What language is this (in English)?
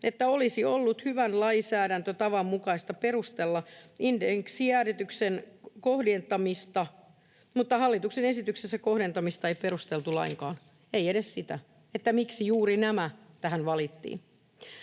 Finnish